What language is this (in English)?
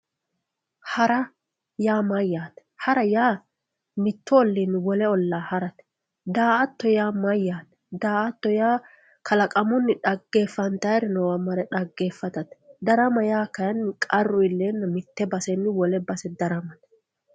Sidamo